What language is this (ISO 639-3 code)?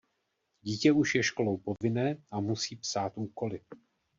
ces